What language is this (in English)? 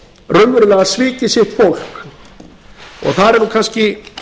Icelandic